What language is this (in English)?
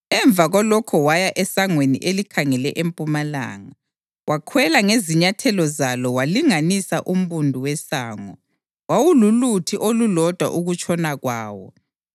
North Ndebele